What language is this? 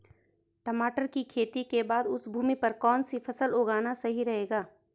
Hindi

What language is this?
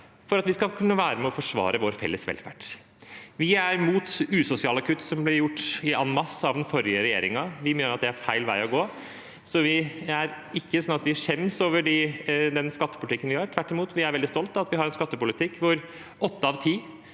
Norwegian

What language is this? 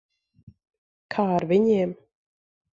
Latvian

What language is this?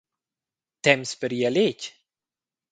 Romansh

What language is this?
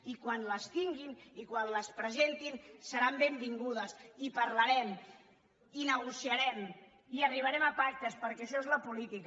Catalan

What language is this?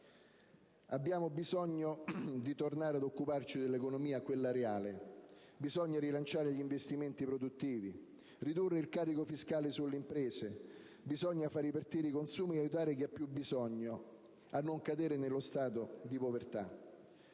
Italian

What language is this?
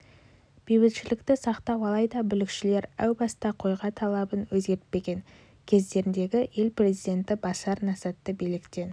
Kazakh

